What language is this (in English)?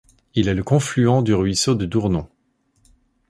French